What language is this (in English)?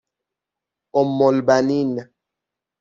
Persian